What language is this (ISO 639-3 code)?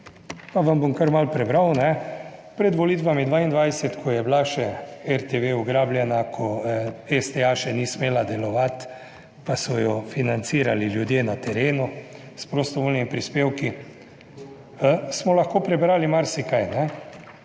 slv